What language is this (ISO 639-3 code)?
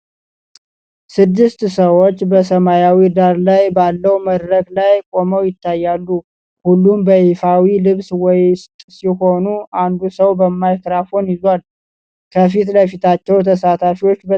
amh